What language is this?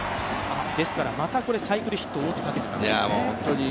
Japanese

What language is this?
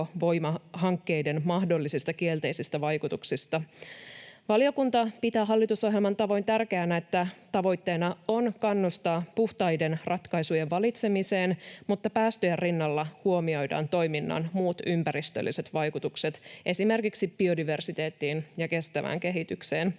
Finnish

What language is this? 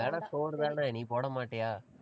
Tamil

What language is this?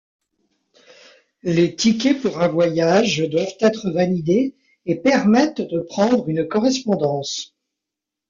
French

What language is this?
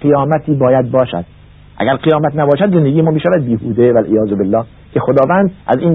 Persian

